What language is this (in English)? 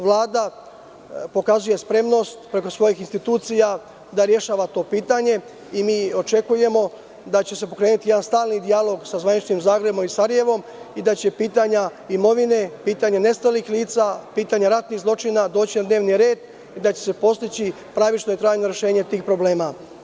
Serbian